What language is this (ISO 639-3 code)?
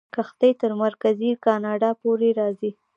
pus